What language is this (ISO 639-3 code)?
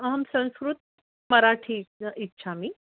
san